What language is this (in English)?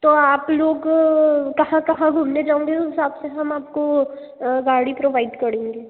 Hindi